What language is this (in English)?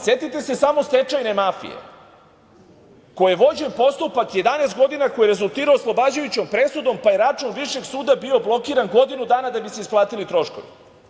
Serbian